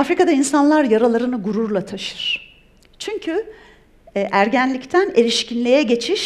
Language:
Turkish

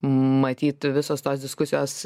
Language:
Lithuanian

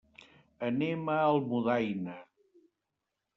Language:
Catalan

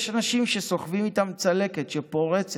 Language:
Hebrew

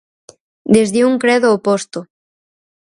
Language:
Galician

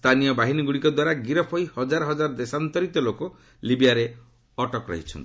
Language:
Odia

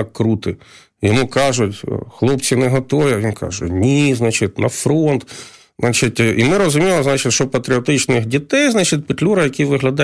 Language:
Ukrainian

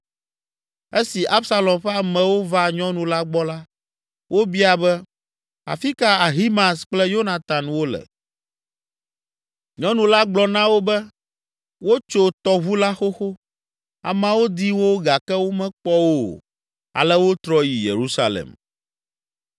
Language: Ewe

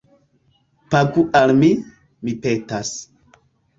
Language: Esperanto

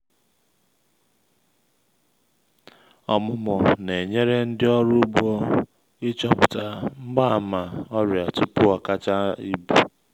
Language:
Igbo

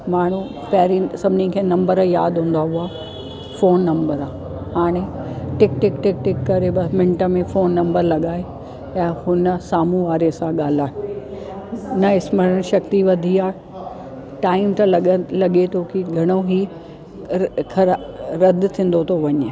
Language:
Sindhi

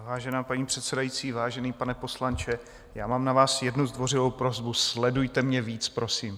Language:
Czech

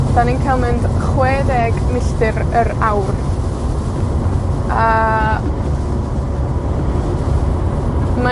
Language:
Welsh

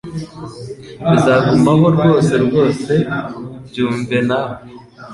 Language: Kinyarwanda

